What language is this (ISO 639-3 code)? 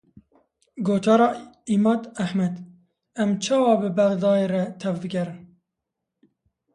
kur